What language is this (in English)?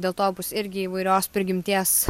Lithuanian